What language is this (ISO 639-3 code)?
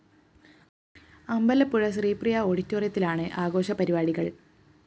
mal